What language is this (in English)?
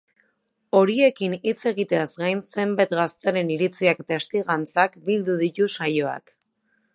Basque